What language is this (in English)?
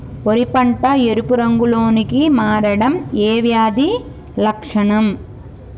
Telugu